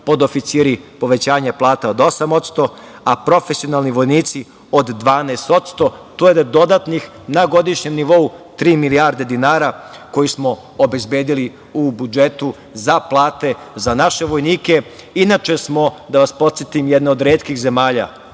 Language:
Serbian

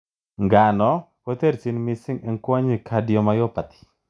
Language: Kalenjin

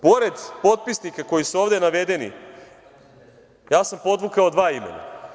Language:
Serbian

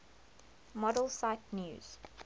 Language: English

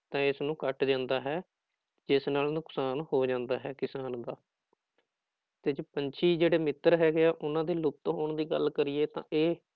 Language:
Punjabi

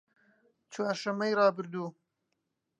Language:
Central Kurdish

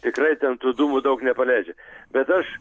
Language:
Lithuanian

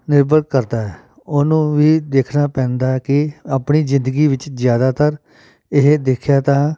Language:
Punjabi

